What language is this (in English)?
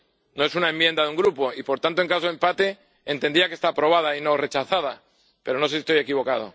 Spanish